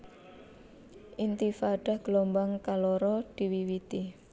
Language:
Javanese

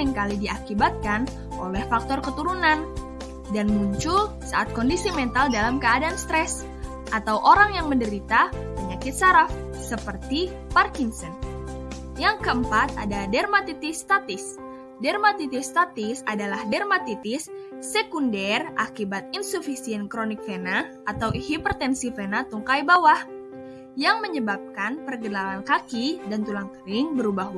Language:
Indonesian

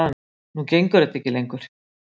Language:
Icelandic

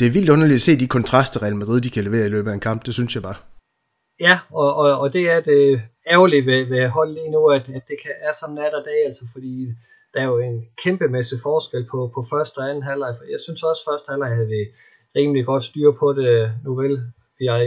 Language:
Danish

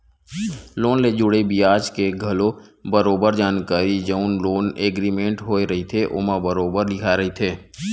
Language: Chhattisgarhi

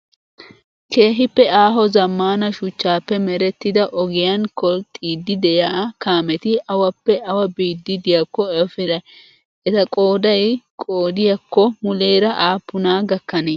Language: Wolaytta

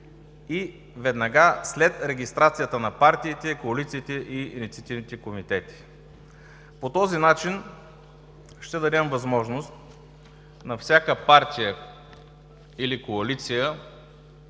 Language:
Bulgarian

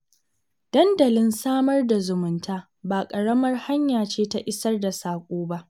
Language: Hausa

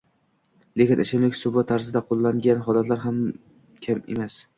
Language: Uzbek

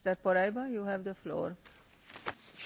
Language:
Polish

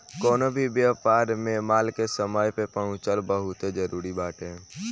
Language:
Bhojpuri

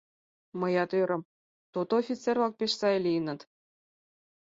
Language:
Mari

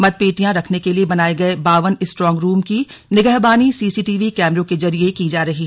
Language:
Hindi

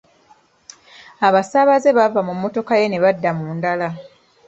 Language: Ganda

